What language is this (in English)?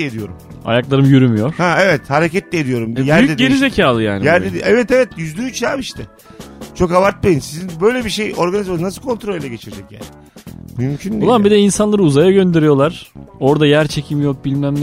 Turkish